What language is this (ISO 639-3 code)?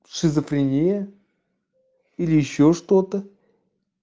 rus